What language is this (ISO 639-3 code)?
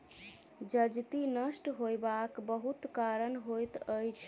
mai